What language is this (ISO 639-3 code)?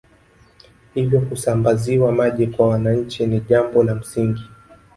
swa